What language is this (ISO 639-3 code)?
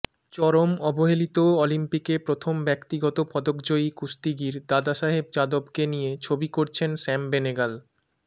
ben